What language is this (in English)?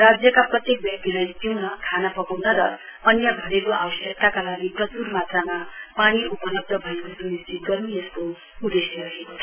Nepali